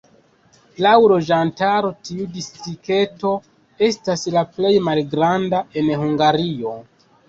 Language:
Esperanto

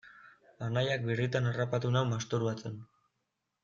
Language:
Basque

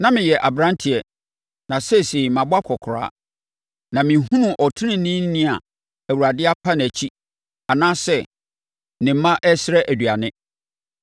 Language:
Akan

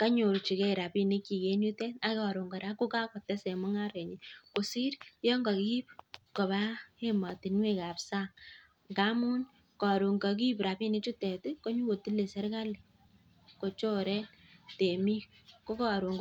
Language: Kalenjin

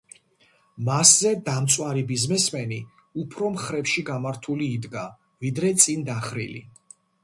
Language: Georgian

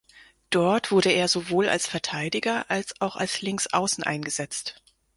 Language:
German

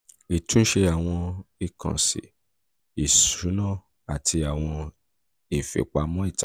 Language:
Yoruba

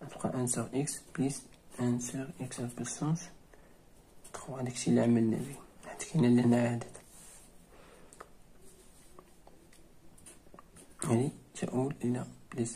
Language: Arabic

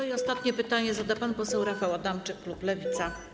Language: Polish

